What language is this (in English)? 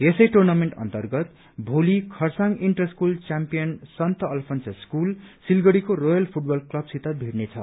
Nepali